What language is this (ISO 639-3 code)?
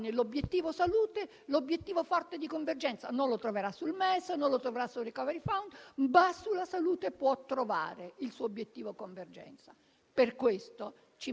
ita